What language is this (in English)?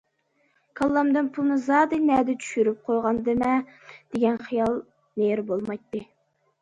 Uyghur